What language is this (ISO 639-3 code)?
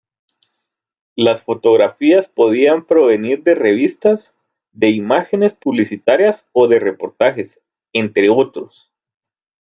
spa